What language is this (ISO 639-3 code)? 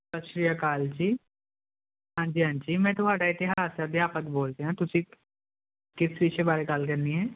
pan